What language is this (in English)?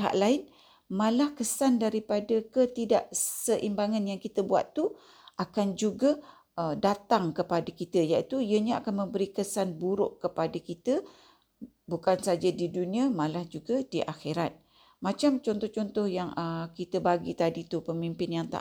Malay